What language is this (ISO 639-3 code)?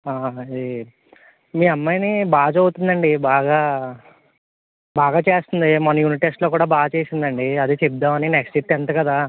tel